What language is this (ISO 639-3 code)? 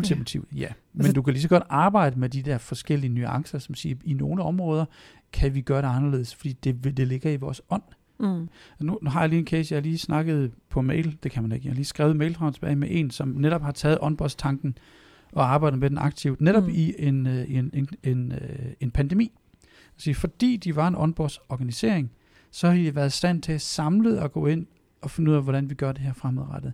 dan